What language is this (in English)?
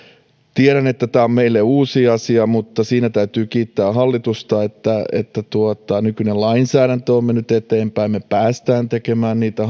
Finnish